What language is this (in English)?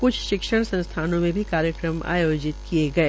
Hindi